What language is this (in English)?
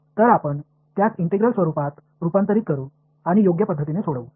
Marathi